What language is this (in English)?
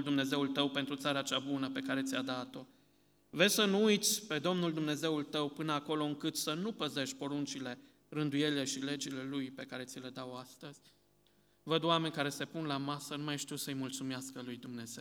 Romanian